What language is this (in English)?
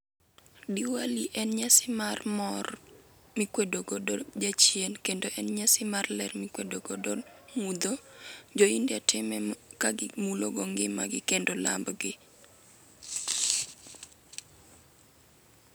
Luo (Kenya and Tanzania)